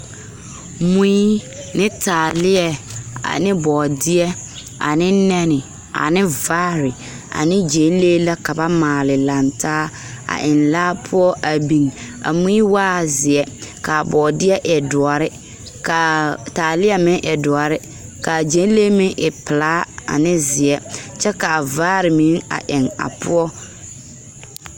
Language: Southern Dagaare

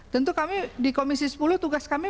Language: Indonesian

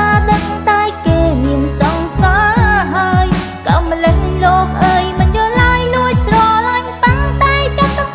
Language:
Vietnamese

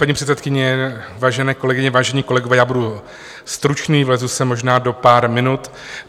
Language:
Czech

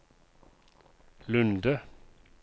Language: Norwegian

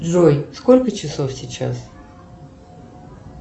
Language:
Russian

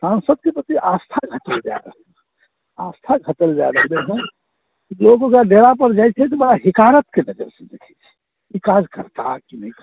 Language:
Maithili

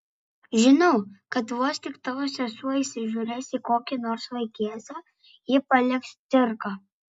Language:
Lithuanian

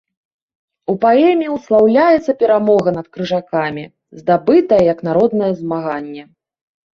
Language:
Belarusian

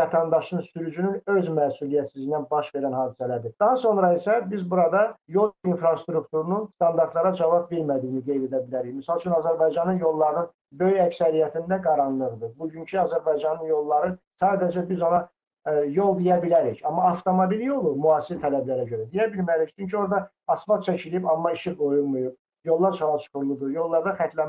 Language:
Turkish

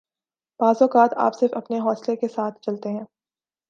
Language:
Urdu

